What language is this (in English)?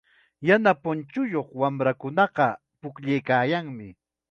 Chiquián Ancash Quechua